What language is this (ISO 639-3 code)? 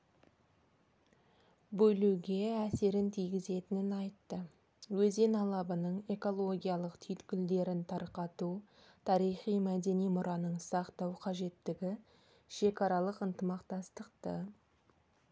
kaz